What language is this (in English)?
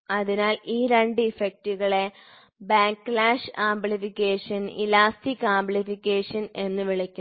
Malayalam